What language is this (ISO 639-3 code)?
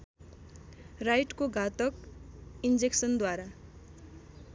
nep